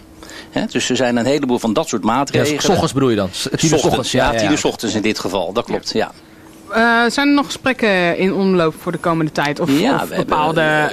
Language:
Dutch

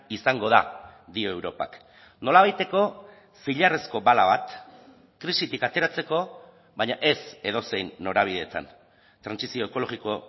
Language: Basque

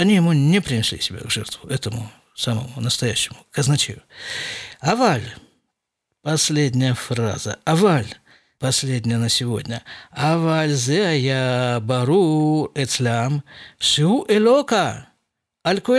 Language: Russian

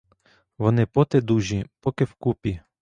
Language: Ukrainian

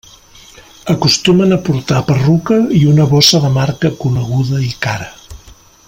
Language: Catalan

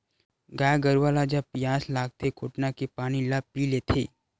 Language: Chhattisgarhi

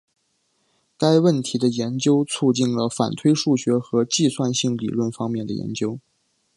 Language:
Chinese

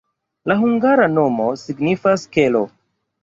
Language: Esperanto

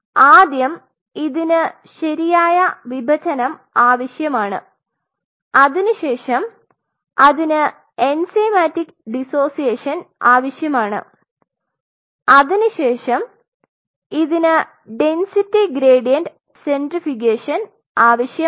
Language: Malayalam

